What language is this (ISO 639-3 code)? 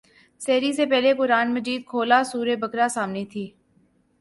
urd